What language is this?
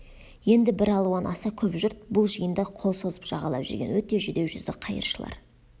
Kazakh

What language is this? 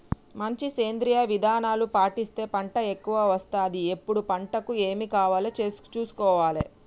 Telugu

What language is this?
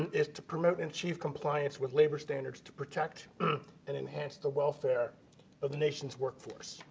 English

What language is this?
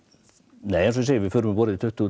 Icelandic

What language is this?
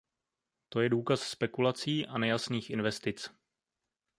Czech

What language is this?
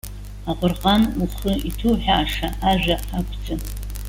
Abkhazian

